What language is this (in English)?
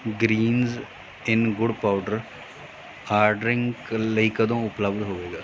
Punjabi